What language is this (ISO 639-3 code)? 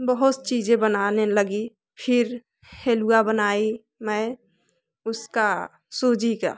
hin